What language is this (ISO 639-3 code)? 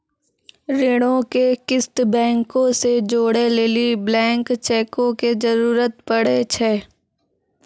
mai